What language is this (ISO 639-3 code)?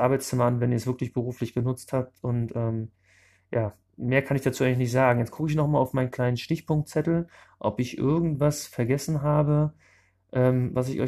deu